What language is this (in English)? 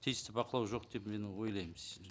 Kazakh